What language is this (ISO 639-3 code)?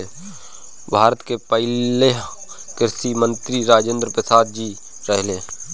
bho